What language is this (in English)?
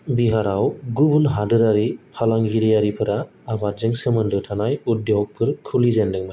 Bodo